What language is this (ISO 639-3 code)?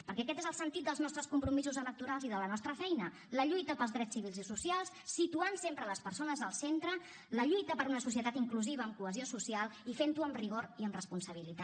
cat